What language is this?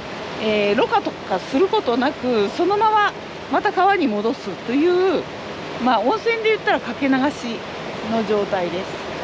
Japanese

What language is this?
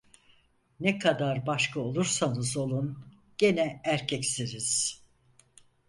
Turkish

